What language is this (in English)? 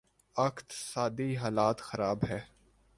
Urdu